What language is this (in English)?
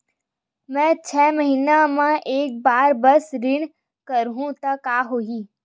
Chhattisgarhi